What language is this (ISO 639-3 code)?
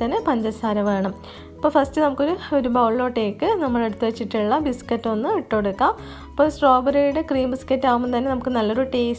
hin